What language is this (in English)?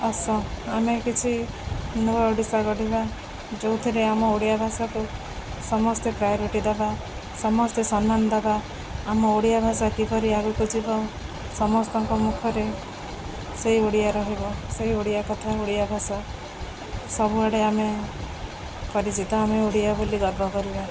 Odia